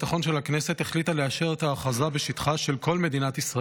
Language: Hebrew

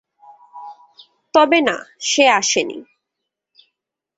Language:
Bangla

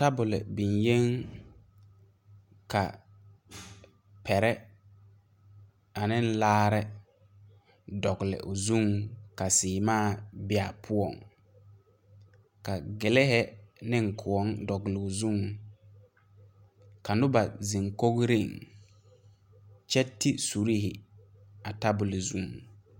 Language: Southern Dagaare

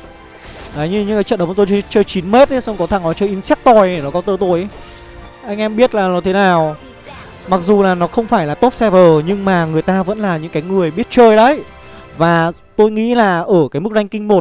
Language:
Vietnamese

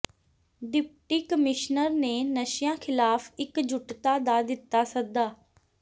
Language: Punjabi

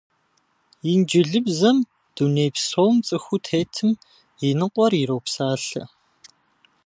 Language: Kabardian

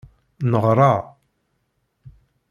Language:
Kabyle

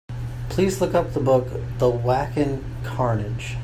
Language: English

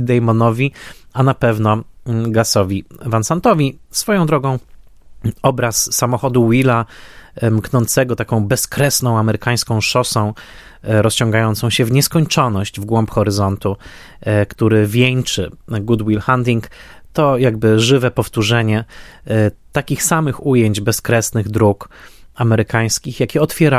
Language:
Polish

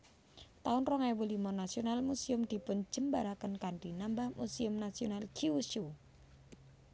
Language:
Javanese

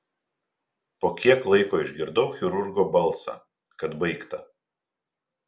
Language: Lithuanian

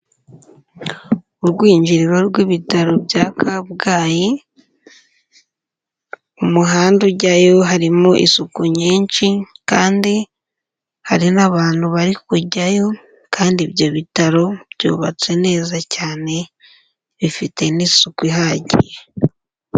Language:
Kinyarwanda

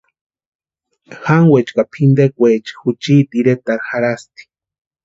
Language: Western Highland Purepecha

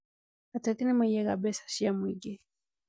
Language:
Kikuyu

